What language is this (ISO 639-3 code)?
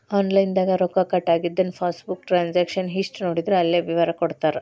kan